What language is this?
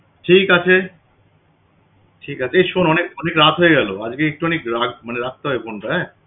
Bangla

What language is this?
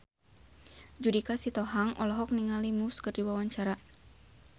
Sundanese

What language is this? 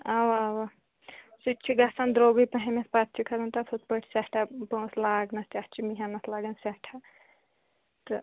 Kashmiri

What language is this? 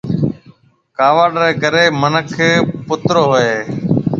Marwari (Pakistan)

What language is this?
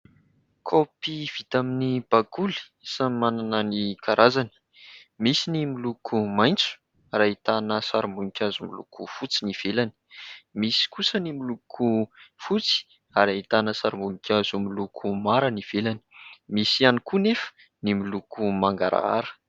Malagasy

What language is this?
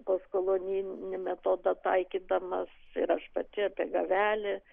Lithuanian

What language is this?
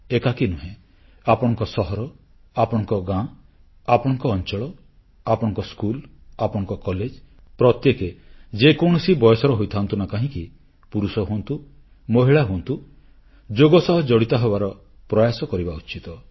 Odia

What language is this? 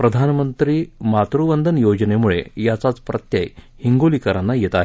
Marathi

